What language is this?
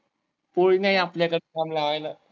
Marathi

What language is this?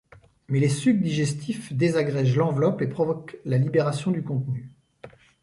French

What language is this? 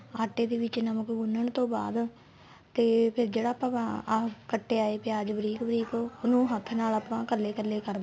Punjabi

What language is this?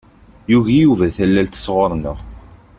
Kabyle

